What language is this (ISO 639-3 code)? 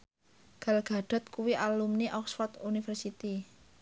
jav